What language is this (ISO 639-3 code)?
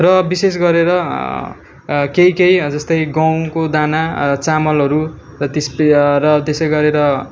nep